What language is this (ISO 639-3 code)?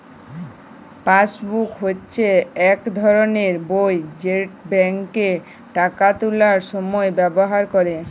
ben